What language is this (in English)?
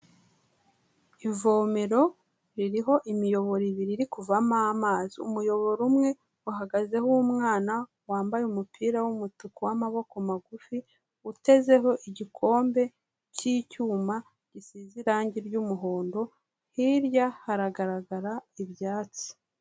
Kinyarwanda